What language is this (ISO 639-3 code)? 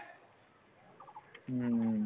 asm